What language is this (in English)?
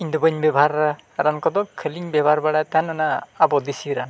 Santali